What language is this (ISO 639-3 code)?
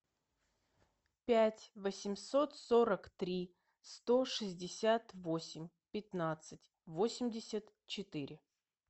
rus